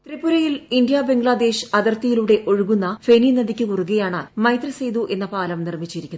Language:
Malayalam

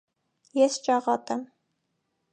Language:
Armenian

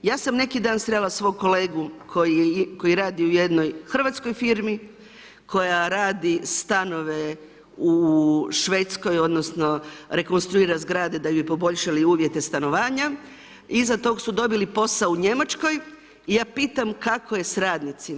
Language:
Croatian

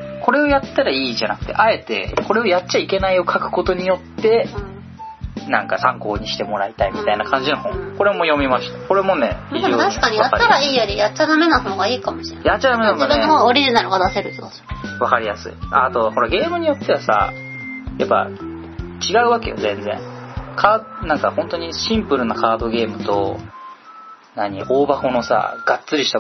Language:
Japanese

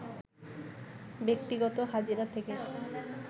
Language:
Bangla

